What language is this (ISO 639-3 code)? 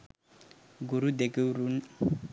sin